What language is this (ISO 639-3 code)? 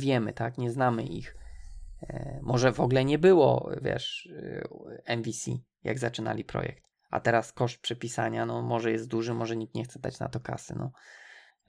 pol